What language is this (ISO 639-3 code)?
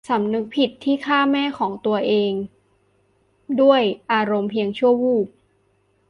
tha